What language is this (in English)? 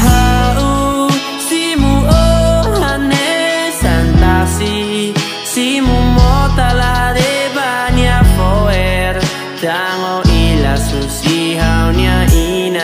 Indonesian